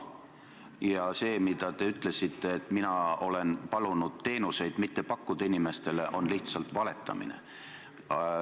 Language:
Estonian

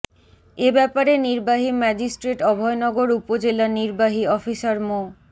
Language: Bangla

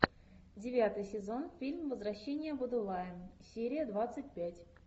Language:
Russian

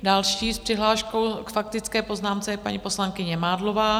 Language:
Czech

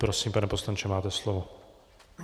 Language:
Czech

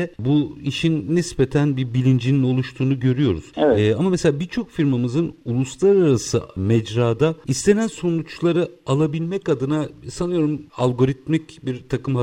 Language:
Turkish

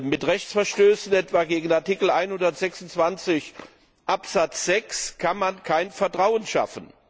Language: German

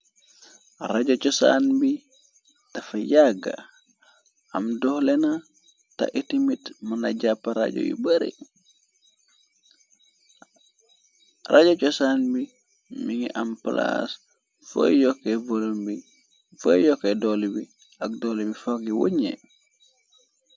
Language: Wolof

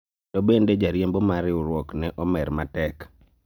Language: Luo (Kenya and Tanzania)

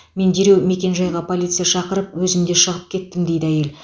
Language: Kazakh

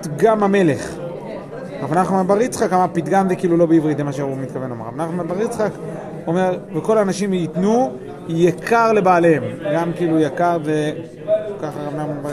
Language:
Hebrew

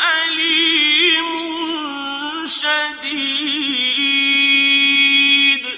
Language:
Arabic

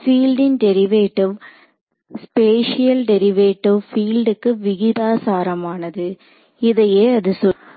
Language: Tamil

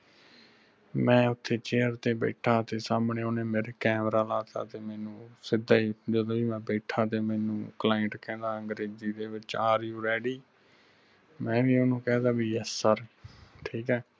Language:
Punjabi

